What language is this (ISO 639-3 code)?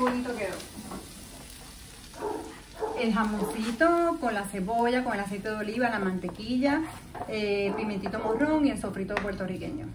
spa